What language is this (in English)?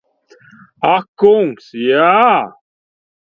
Latvian